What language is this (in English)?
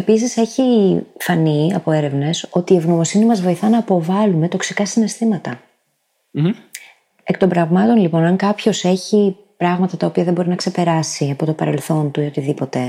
Greek